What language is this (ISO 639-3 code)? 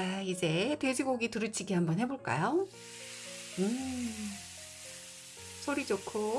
kor